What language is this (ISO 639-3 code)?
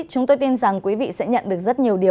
vie